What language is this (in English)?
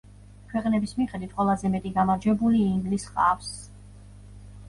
Georgian